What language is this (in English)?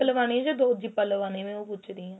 Punjabi